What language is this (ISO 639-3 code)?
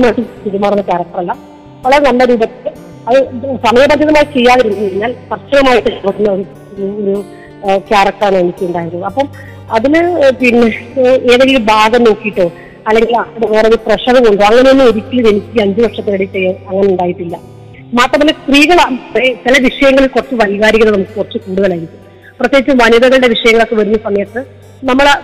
mal